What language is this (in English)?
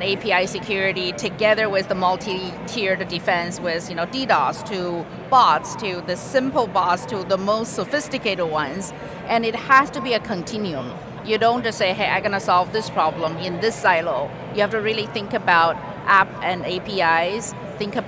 English